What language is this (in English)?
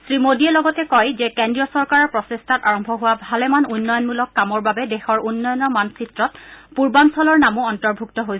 Assamese